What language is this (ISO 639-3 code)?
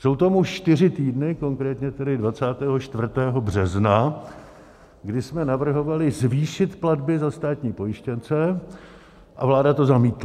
ces